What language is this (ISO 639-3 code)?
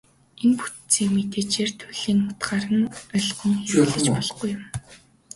mon